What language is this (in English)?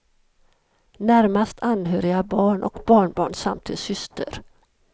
Swedish